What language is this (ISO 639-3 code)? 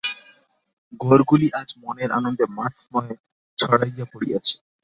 ben